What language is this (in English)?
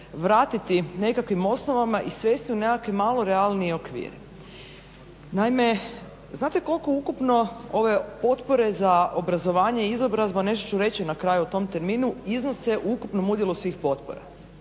Croatian